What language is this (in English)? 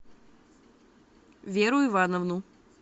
Russian